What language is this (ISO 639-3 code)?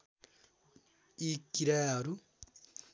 nep